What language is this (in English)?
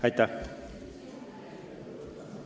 Estonian